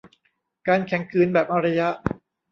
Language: Thai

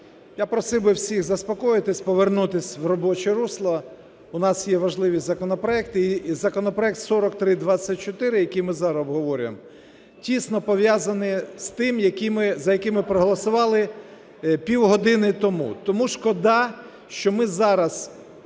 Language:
Ukrainian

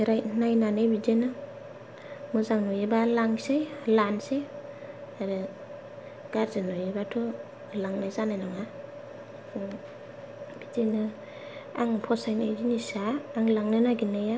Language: Bodo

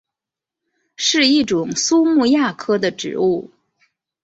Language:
Chinese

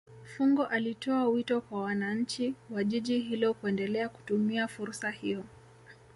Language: Swahili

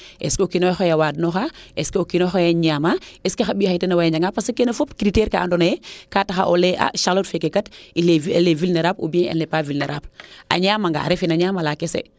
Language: Serer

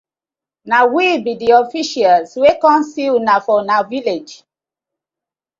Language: Nigerian Pidgin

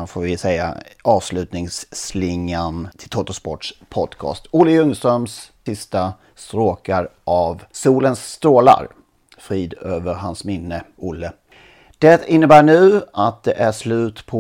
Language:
Swedish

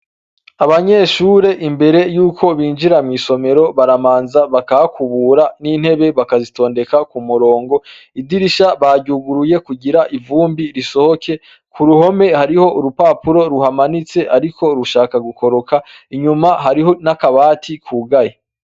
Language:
Rundi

